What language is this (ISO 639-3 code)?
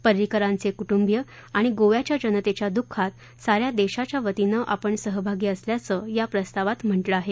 mar